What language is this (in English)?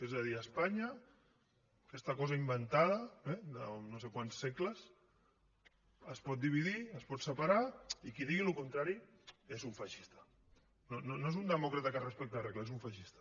Catalan